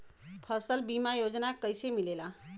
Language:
Bhojpuri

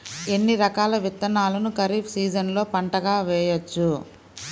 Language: Telugu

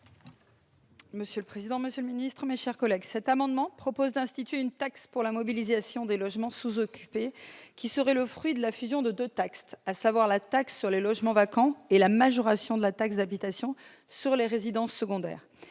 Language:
French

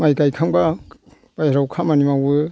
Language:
Bodo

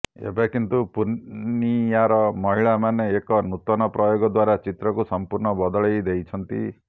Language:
Odia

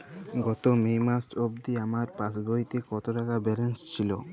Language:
Bangla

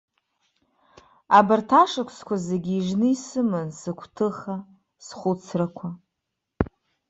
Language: Abkhazian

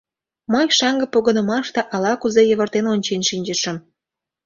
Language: Mari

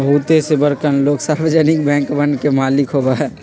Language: Magahi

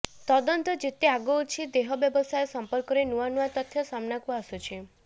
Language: Odia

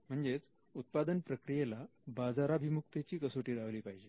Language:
Marathi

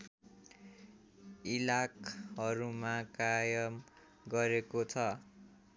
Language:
Nepali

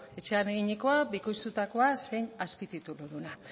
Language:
Basque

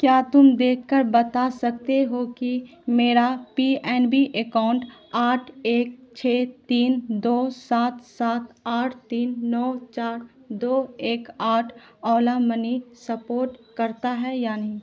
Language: Urdu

